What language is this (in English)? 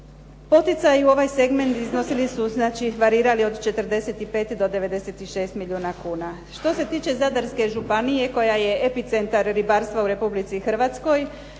Croatian